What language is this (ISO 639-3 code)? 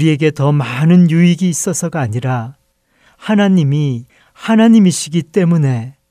kor